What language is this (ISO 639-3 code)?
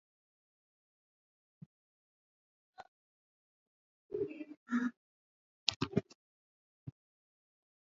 swa